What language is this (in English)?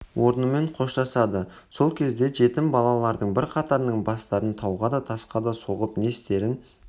Kazakh